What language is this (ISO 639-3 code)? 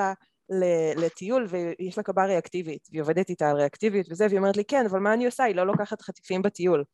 heb